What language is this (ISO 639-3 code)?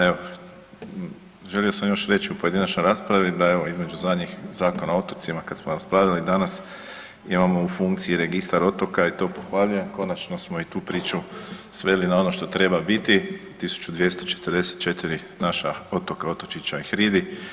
hrv